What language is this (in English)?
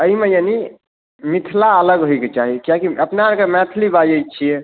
Maithili